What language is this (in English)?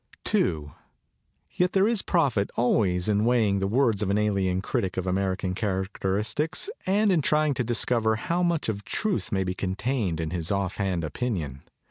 English